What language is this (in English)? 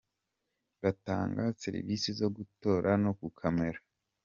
Kinyarwanda